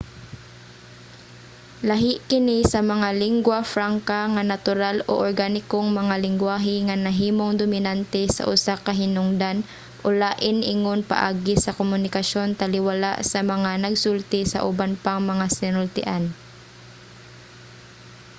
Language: Cebuano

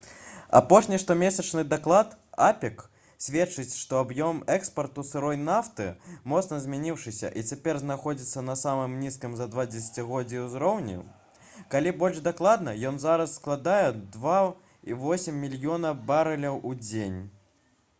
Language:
Belarusian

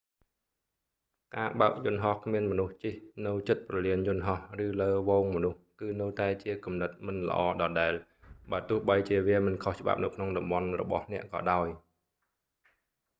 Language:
Khmer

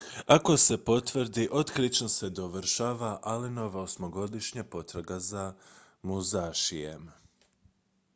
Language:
Croatian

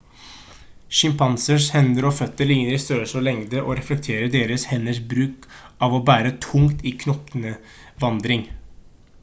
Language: Norwegian Bokmål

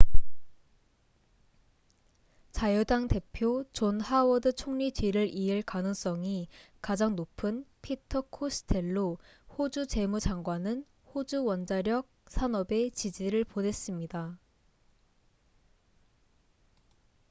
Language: Korean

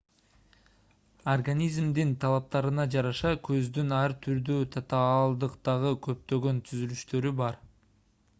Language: Kyrgyz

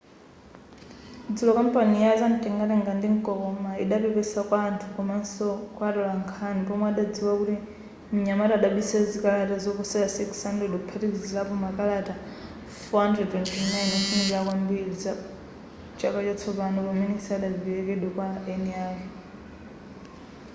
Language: Nyanja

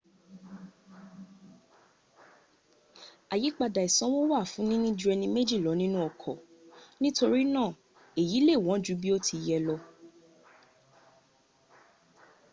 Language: Yoruba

